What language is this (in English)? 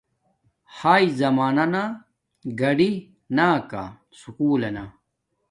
Domaaki